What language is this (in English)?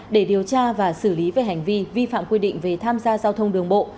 Vietnamese